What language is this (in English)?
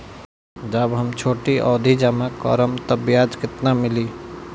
Bhojpuri